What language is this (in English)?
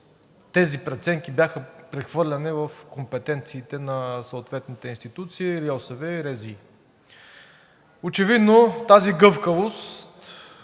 Bulgarian